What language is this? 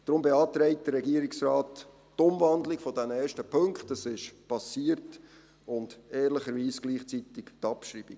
Swiss German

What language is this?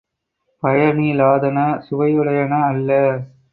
Tamil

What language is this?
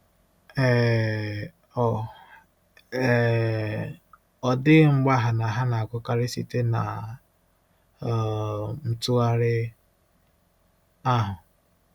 Igbo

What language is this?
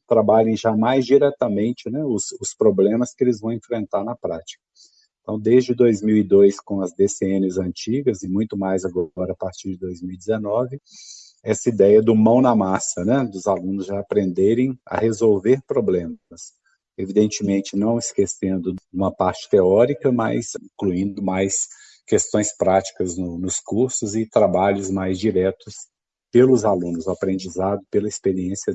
Portuguese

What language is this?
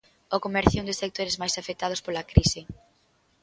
Galician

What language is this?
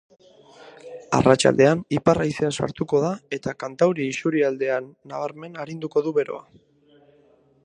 Basque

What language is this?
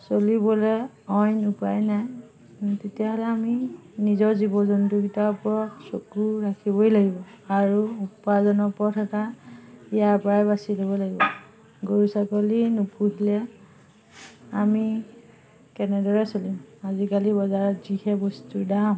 Assamese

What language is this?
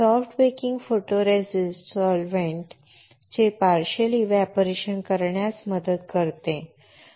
Marathi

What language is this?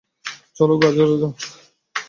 Bangla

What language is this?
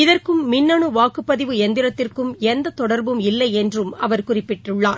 Tamil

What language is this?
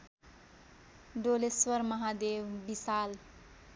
Nepali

